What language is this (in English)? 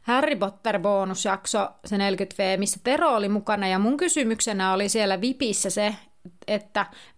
Finnish